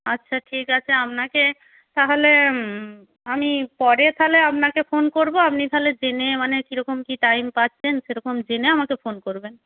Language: Bangla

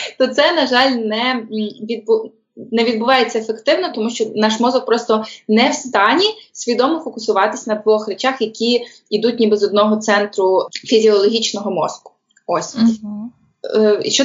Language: Ukrainian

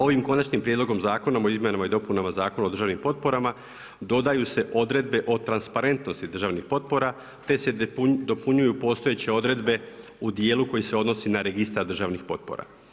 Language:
Croatian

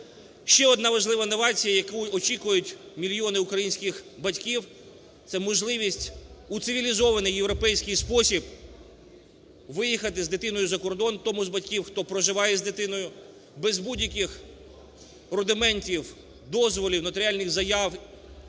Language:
Ukrainian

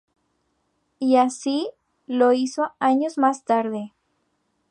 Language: Spanish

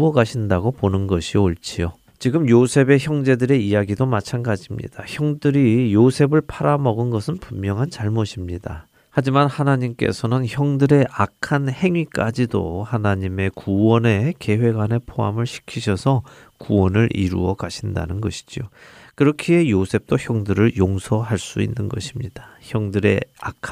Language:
Korean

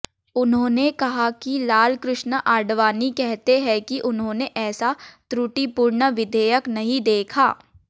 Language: Hindi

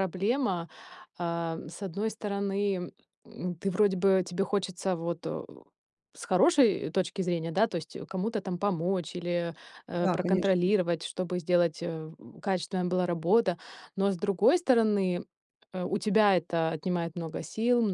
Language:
Russian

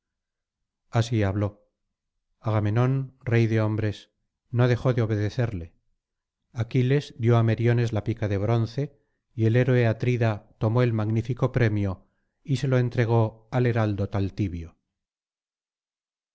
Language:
Spanish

